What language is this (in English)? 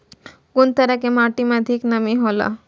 Maithili